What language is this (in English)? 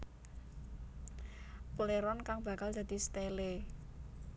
Javanese